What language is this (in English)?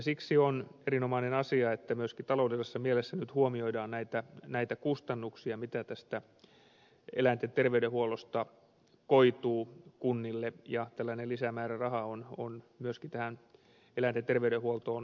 Finnish